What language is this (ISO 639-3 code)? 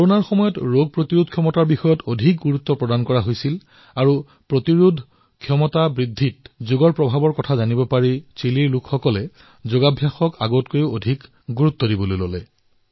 asm